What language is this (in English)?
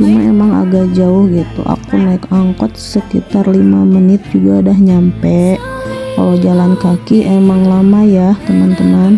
Indonesian